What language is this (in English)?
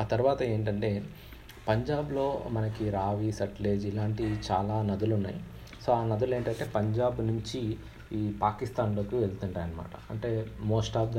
Telugu